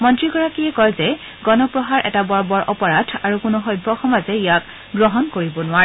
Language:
Assamese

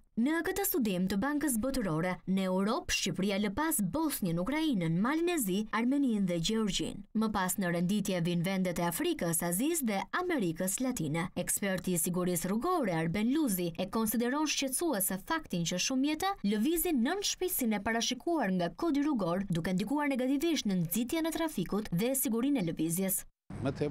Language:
Romanian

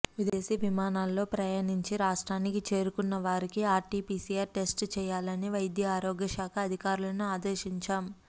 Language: Telugu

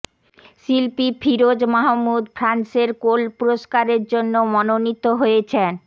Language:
Bangla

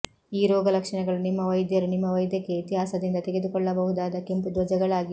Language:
Kannada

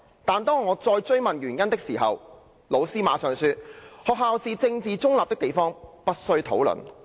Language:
Cantonese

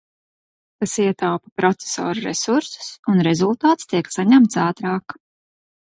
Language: Latvian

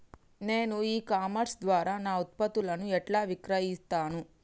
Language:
Telugu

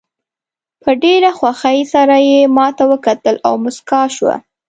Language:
Pashto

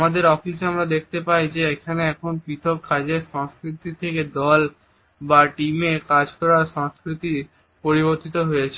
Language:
Bangla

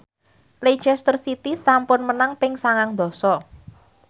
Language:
Javanese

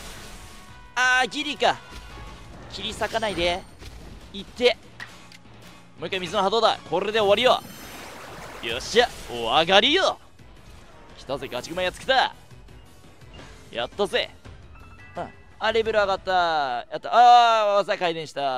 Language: Japanese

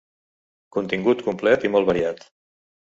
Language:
Catalan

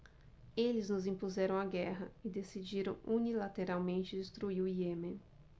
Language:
Portuguese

